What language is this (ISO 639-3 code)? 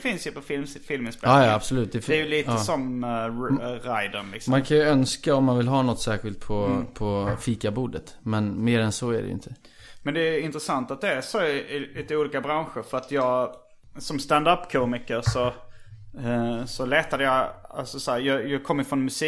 swe